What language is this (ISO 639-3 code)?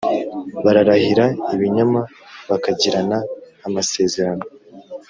kin